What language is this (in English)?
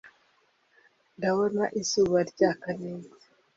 Kinyarwanda